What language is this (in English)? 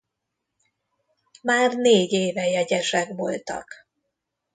Hungarian